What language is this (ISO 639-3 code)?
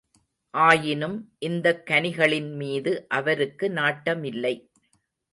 tam